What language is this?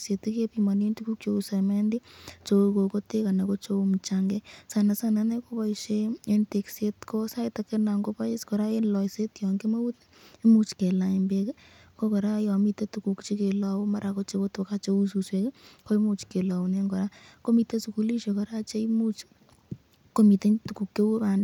Kalenjin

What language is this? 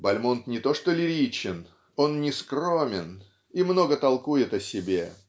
Russian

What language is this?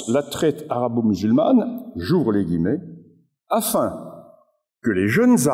French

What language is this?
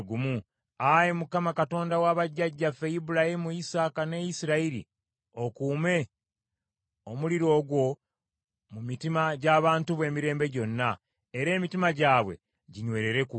Ganda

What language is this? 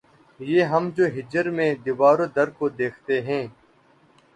Urdu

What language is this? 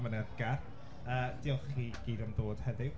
Welsh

